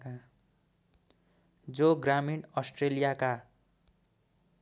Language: Nepali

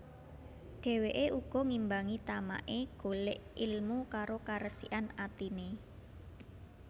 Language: Javanese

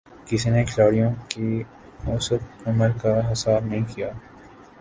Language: Urdu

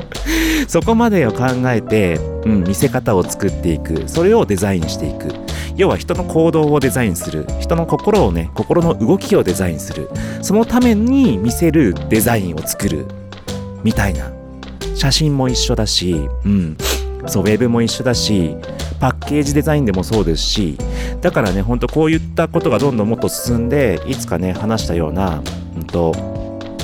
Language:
Japanese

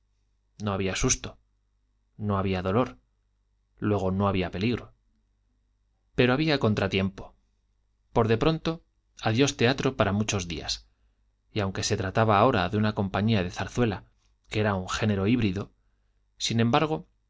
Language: Spanish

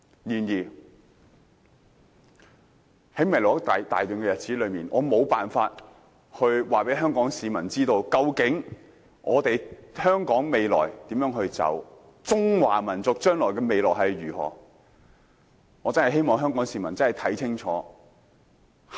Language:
Cantonese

